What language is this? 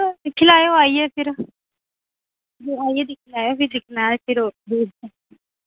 Dogri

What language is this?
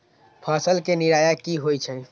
Magahi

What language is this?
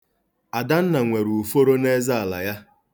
Igbo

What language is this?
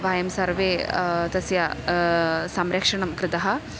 Sanskrit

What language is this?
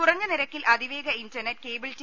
Malayalam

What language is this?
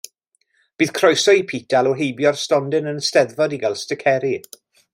Welsh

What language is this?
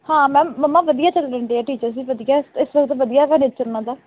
Punjabi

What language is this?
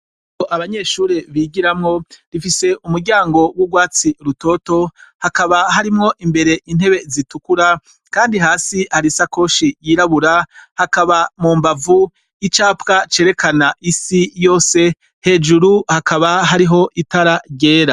Rundi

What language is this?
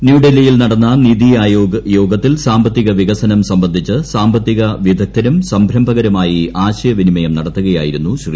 Malayalam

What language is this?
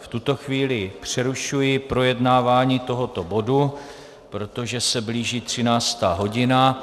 Czech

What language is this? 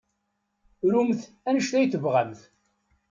Kabyle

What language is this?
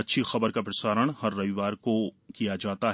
Hindi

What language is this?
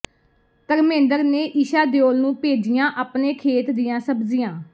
Punjabi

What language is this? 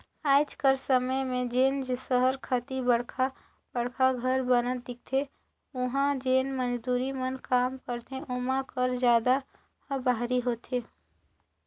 Chhattisgarhi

